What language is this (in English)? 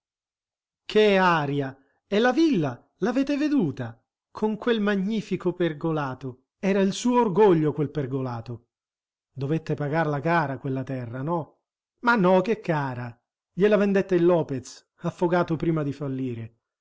Italian